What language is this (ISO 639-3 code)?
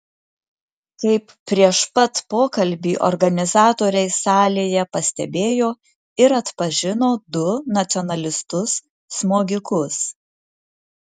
lit